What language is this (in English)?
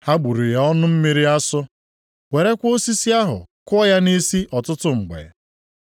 Igbo